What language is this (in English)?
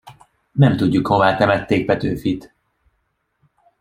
Hungarian